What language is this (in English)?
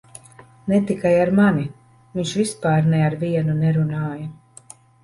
Latvian